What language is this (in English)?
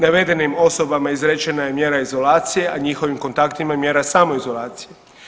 Croatian